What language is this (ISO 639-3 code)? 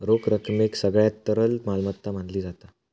mar